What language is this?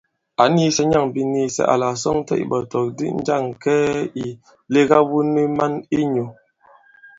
Bankon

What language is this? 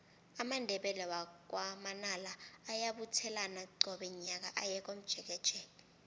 South Ndebele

